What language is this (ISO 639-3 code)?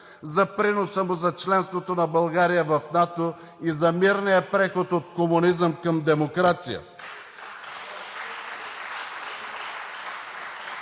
bul